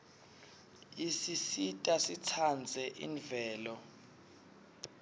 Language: Swati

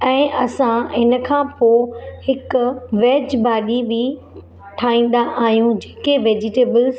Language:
Sindhi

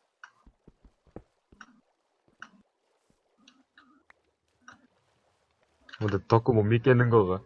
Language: Korean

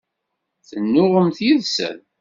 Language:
Kabyle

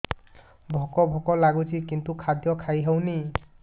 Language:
Odia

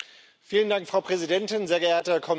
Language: German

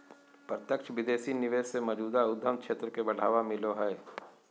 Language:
Magahi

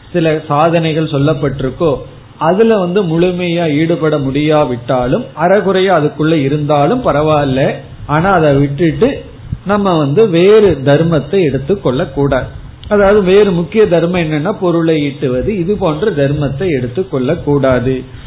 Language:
Tamil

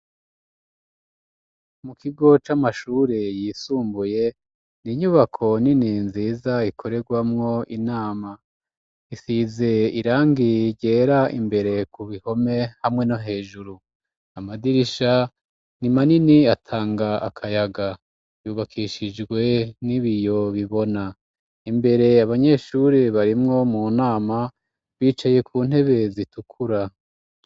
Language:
Rundi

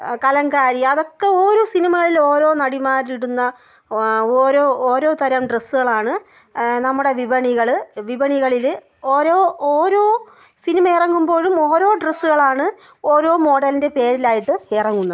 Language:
Malayalam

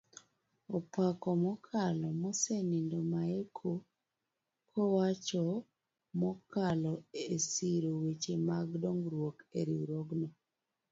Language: Luo (Kenya and Tanzania)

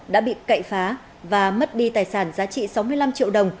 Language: Vietnamese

